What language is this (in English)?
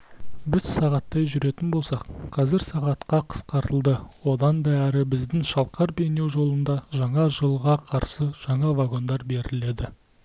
Kazakh